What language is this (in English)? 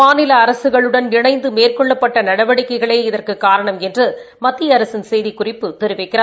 Tamil